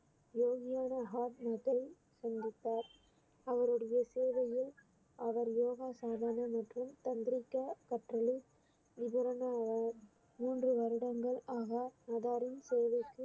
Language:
Tamil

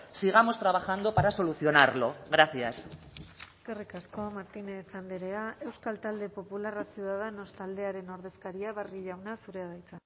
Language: Basque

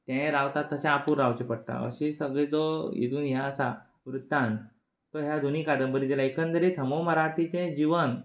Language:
Konkani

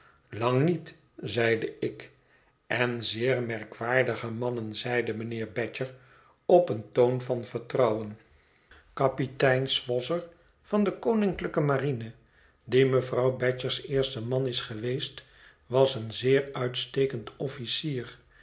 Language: Dutch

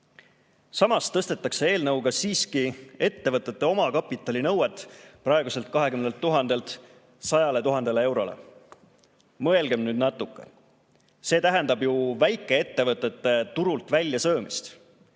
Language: Estonian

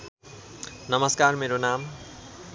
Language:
Nepali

